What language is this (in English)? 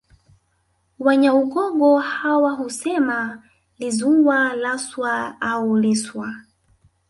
Swahili